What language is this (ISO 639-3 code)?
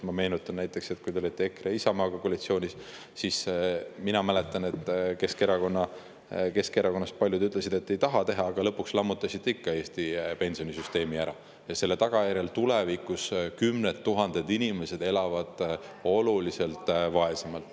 est